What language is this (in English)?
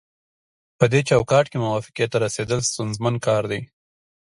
Pashto